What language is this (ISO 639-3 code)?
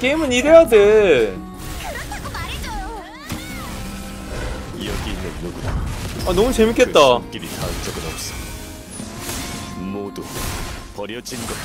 kor